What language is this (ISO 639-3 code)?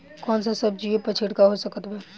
bho